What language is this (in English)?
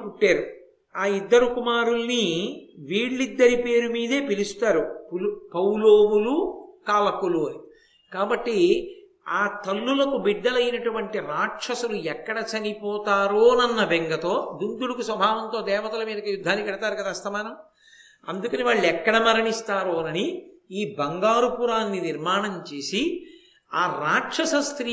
Telugu